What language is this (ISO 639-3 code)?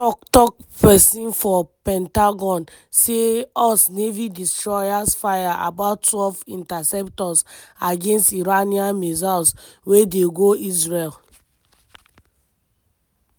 pcm